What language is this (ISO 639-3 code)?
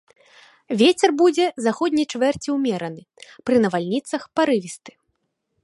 bel